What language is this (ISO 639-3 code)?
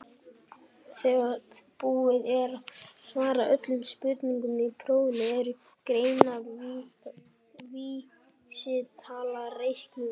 isl